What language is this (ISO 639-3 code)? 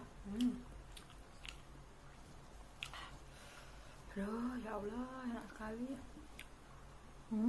ind